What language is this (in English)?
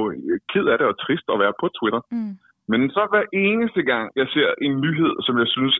Danish